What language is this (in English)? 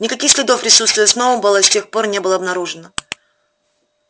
Russian